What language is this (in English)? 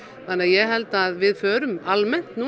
Icelandic